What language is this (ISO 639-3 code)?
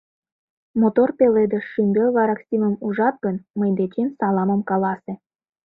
chm